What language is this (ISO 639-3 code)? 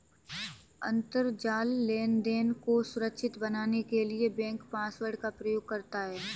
hin